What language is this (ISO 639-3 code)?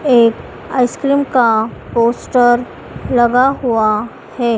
hin